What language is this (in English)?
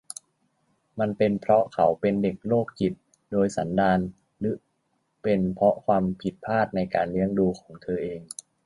Thai